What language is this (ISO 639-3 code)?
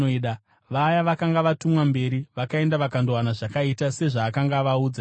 sna